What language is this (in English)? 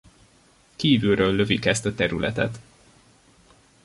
Hungarian